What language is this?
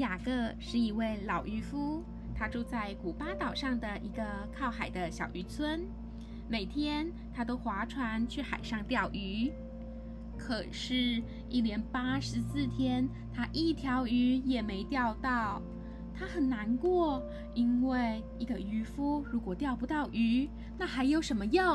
Chinese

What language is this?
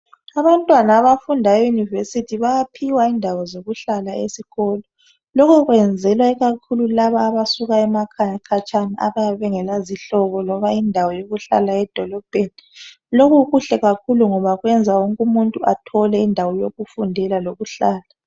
North Ndebele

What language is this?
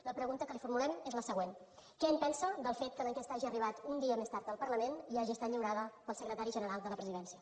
Catalan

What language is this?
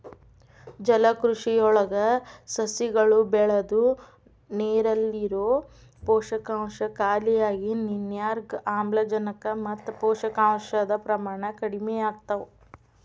Kannada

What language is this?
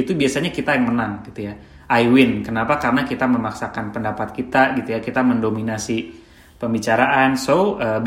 Indonesian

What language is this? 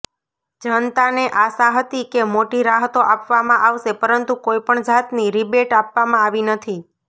Gujarati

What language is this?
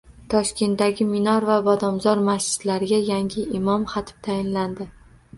Uzbek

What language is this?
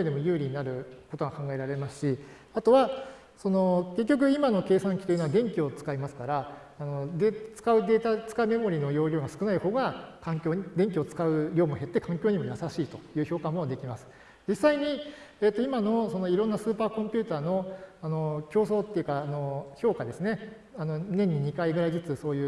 Japanese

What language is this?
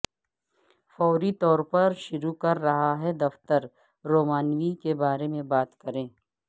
Urdu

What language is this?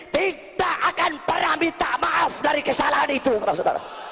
Indonesian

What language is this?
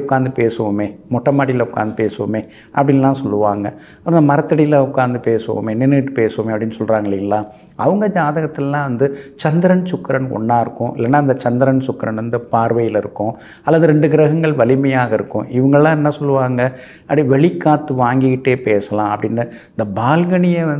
Tamil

